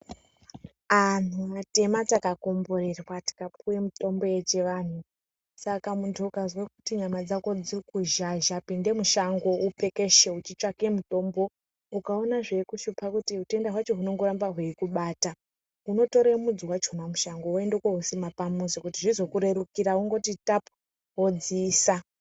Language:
Ndau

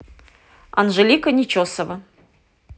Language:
Russian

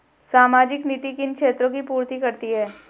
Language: Hindi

